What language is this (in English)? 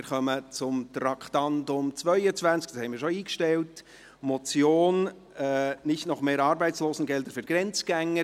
Swiss German